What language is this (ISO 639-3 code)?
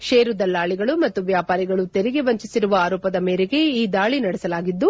kan